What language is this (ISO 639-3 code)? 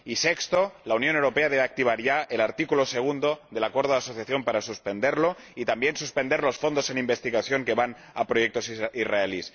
spa